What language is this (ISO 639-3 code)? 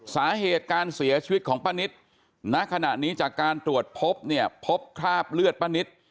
tha